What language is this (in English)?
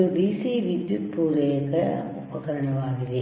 Kannada